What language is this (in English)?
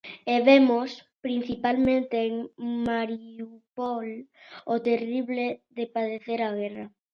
Galician